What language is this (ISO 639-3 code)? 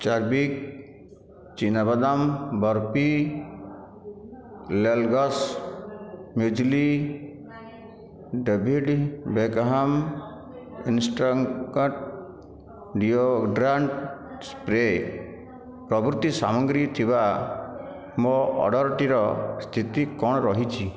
ori